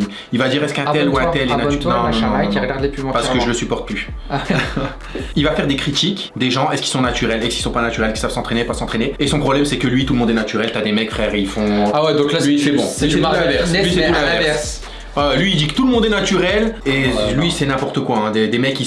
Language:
French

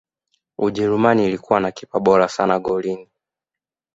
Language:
Swahili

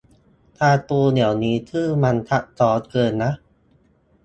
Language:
Thai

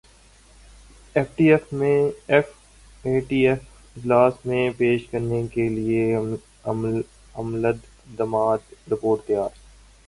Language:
Urdu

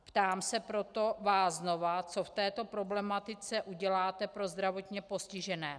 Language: Czech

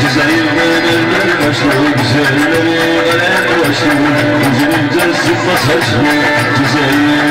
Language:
Hindi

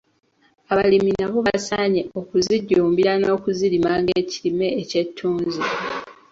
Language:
Ganda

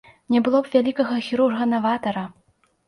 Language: Belarusian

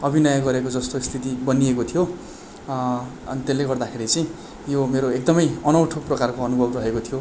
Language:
Nepali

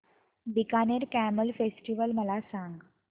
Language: Marathi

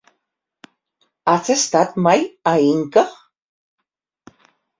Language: Catalan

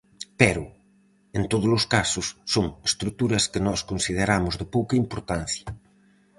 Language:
Galician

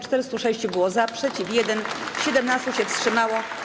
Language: Polish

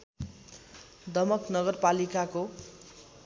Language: Nepali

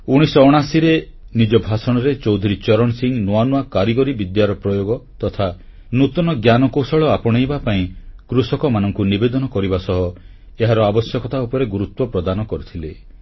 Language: Odia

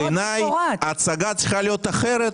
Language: Hebrew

